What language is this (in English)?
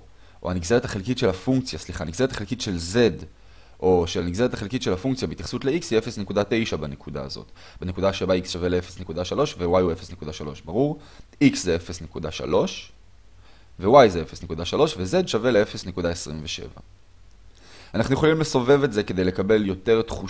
Hebrew